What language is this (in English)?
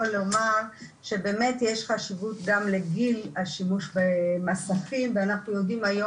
Hebrew